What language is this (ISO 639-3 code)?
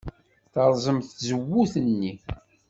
kab